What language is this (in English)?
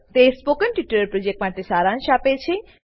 Gujarati